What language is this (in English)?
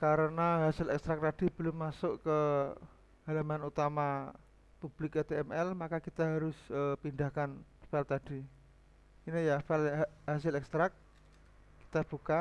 Indonesian